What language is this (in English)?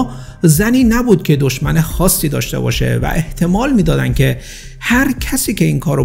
Persian